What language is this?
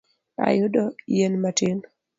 Luo (Kenya and Tanzania)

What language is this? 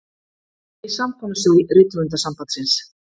Icelandic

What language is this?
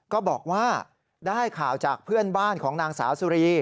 Thai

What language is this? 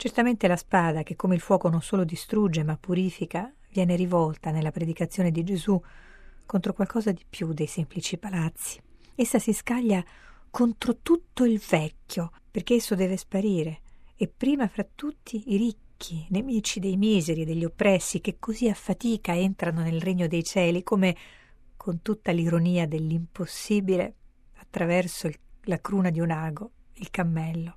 Italian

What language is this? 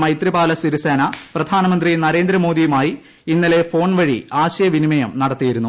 Malayalam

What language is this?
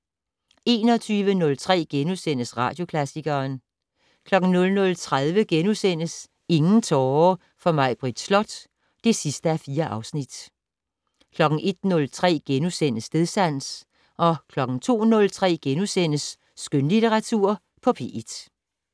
Danish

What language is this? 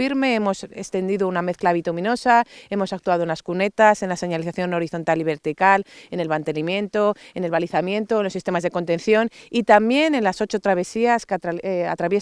Spanish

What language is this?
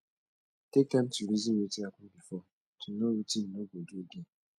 Nigerian Pidgin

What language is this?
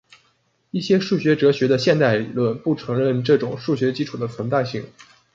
Chinese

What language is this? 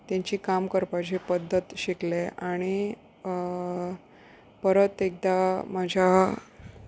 Konkani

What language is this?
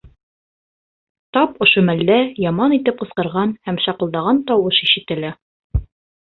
Bashkir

